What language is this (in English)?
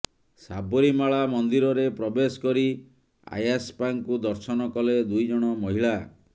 Odia